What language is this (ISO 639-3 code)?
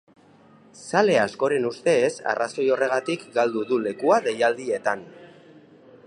eus